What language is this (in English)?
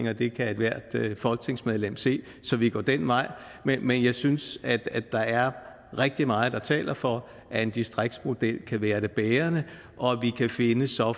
Danish